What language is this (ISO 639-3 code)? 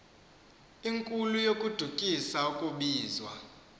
xho